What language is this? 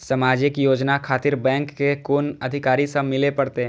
Maithili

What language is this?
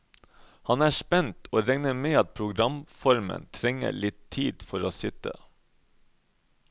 Norwegian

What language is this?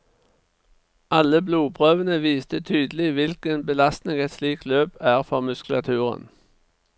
Norwegian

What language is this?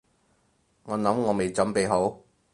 Cantonese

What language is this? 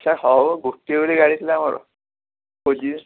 Odia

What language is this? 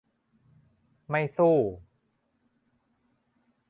Thai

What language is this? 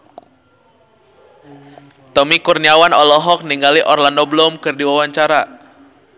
Sundanese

